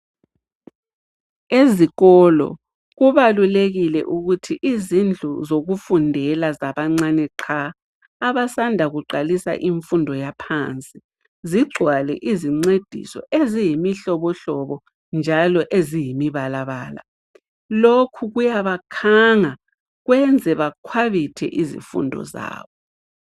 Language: North Ndebele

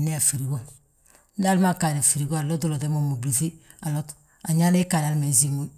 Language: Balanta-Ganja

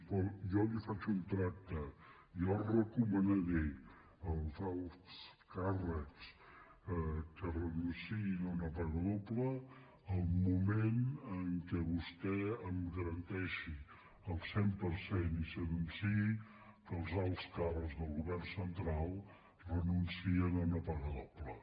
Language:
Catalan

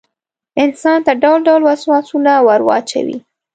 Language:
Pashto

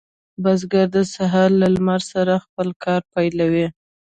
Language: Pashto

